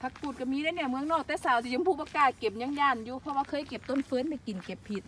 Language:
Thai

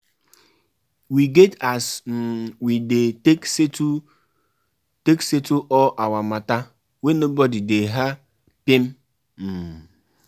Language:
Nigerian Pidgin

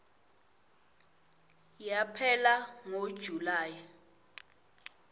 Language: Swati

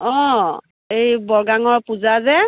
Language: Assamese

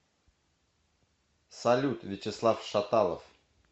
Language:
Russian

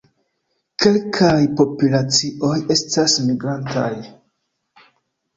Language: Esperanto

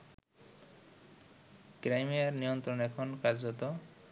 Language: Bangla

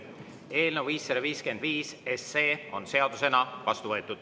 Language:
Estonian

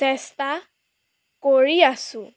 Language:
Assamese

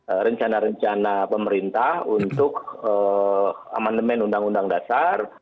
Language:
Indonesian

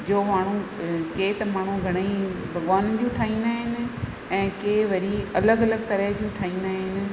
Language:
Sindhi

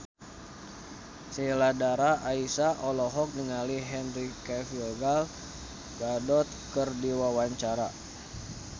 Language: Sundanese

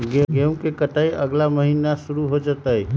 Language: Magahi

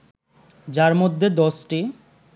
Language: Bangla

